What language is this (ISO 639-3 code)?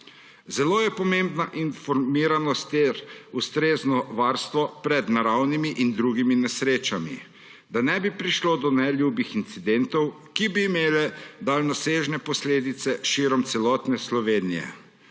slv